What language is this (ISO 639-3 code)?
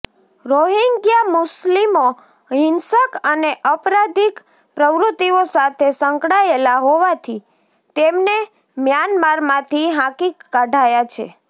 guj